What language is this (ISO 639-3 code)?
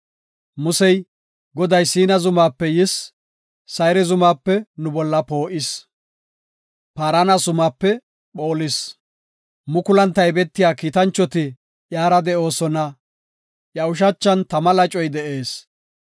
gof